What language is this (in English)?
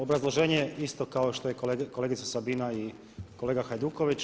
Croatian